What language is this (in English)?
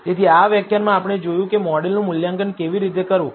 Gujarati